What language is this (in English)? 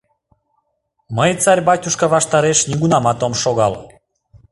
Mari